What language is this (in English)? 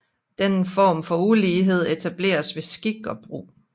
Danish